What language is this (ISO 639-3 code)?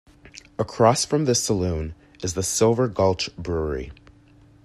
eng